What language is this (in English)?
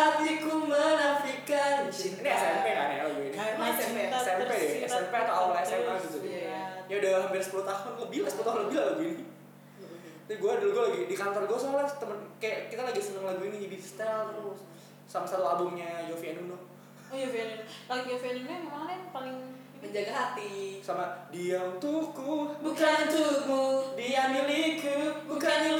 Indonesian